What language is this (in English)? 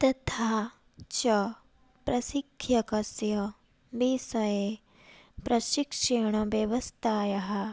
Sanskrit